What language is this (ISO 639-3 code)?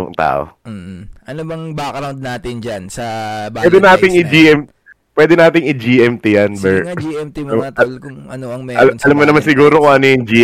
fil